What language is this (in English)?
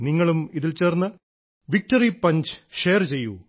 Malayalam